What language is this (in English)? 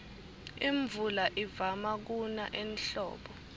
Swati